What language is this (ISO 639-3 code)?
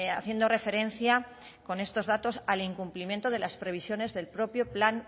spa